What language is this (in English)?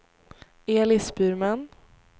Swedish